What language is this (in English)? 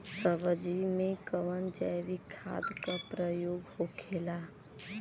Bhojpuri